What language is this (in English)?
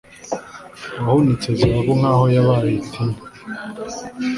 Kinyarwanda